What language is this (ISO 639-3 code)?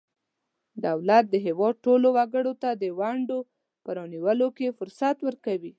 pus